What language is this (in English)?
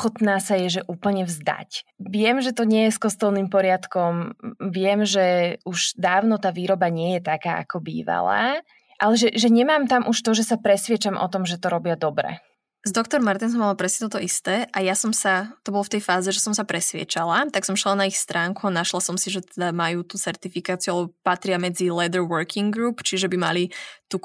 Slovak